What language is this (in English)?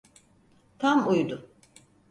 Turkish